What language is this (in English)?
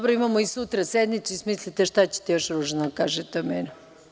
Serbian